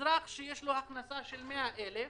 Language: Hebrew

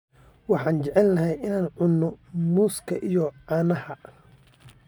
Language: Somali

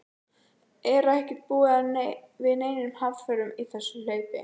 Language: Icelandic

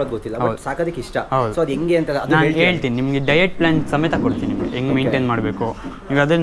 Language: Kannada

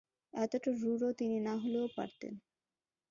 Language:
Bangla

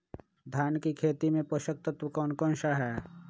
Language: Magahi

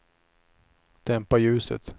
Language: Swedish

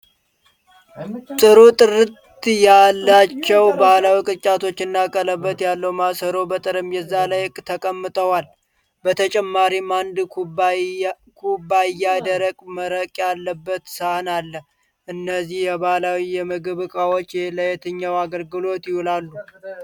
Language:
Amharic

